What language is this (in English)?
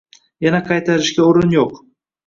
Uzbek